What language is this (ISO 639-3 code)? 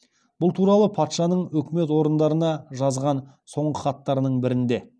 kaz